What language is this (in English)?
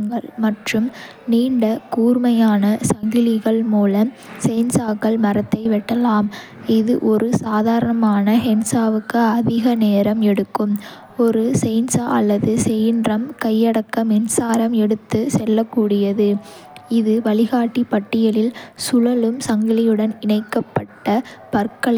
Kota (India)